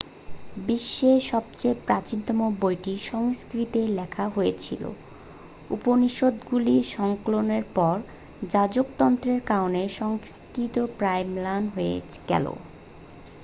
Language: Bangla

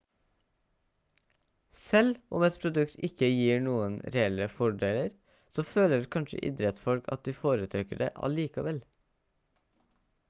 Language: Norwegian Bokmål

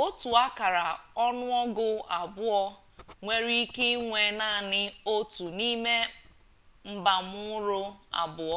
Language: Igbo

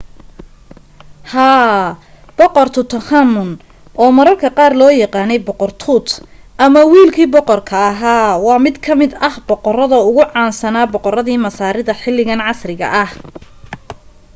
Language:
Somali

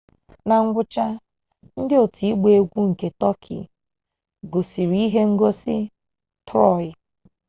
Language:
Igbo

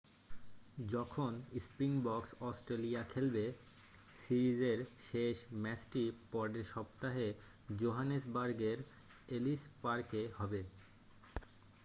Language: Bangla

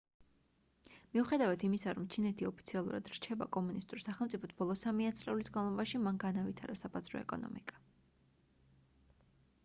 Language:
Georgian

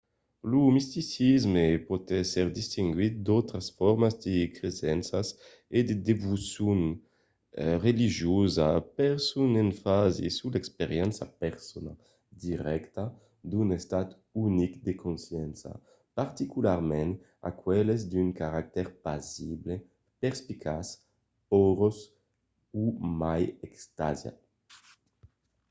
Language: Occitan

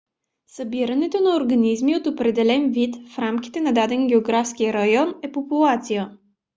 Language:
Bulgarian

